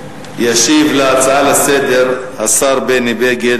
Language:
Hebrew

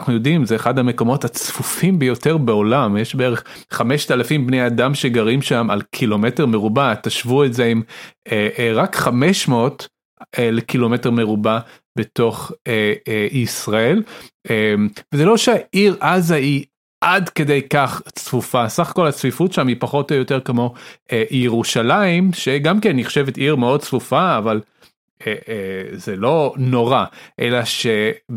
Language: Hebrew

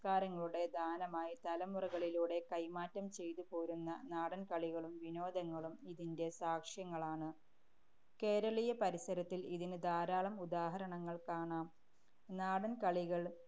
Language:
Malayalam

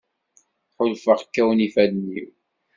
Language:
Kabyle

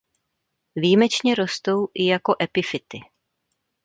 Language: Czech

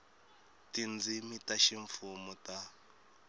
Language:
Tsonga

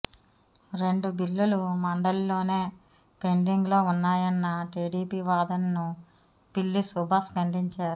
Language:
Telugu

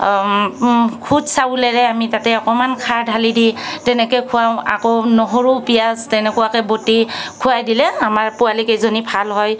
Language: Assamese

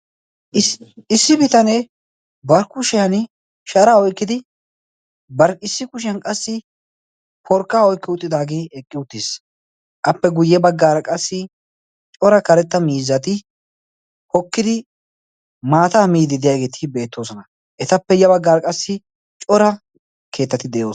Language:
Wolaytta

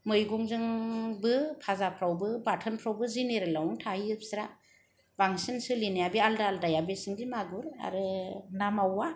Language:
Bodo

